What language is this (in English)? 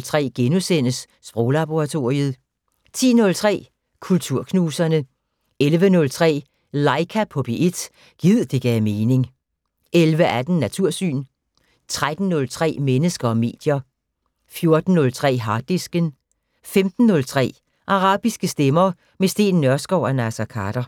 Danish